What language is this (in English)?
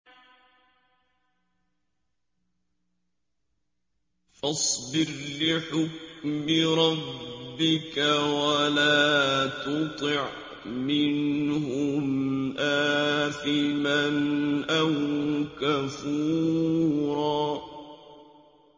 Arabic